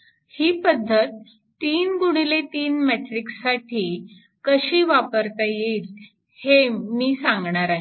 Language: Marathi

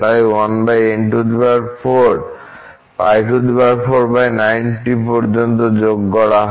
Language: Bangla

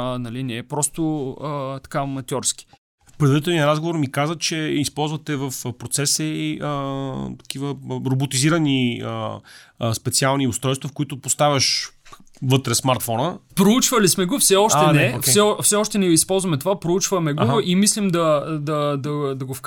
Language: Bulgarian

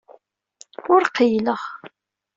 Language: Kabyle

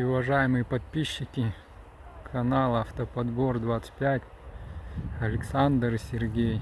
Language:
Russian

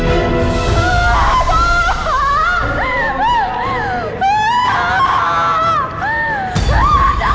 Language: Indonesian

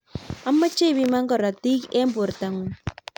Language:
Kalenjin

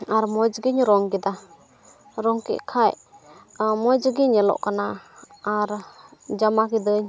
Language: Santali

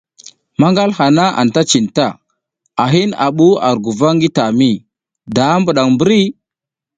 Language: South Giziga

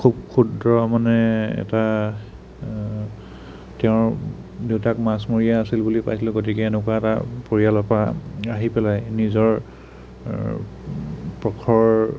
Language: Assamese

